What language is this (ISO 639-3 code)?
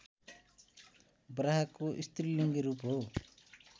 nep